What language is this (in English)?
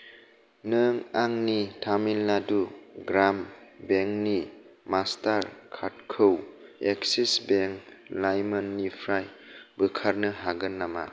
Bodo